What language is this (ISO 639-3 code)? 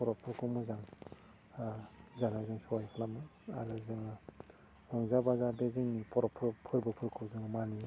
brx